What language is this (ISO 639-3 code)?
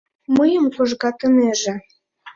chm